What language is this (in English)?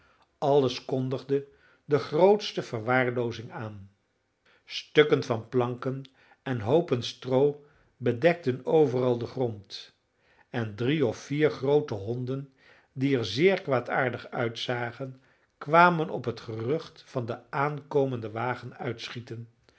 Dutch